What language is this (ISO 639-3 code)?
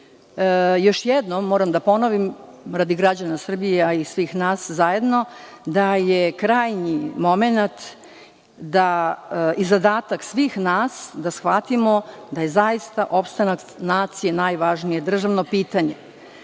srp